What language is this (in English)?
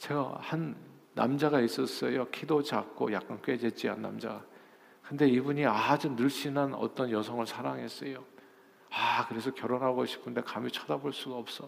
Korean